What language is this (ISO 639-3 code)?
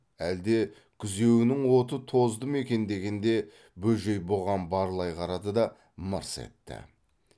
kaz